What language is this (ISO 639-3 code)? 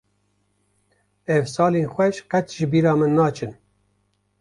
kur